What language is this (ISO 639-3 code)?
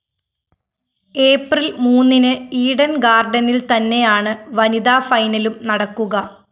mal